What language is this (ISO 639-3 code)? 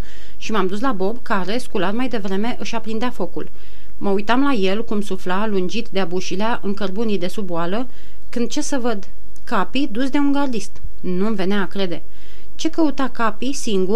ron